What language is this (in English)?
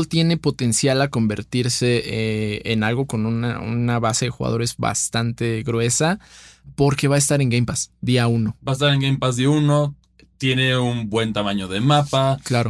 Spanish